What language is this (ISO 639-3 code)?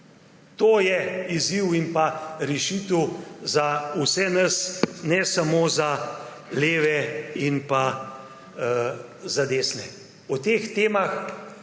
slv